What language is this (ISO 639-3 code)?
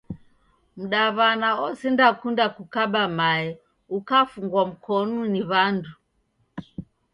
dav